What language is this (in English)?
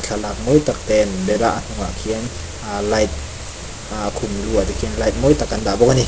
Mizo